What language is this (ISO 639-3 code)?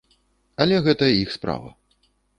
bel